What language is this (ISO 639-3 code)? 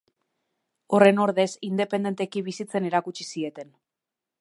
eus